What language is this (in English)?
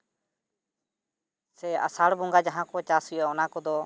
Santali